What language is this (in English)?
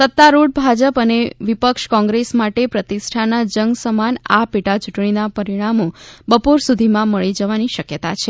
Gujarati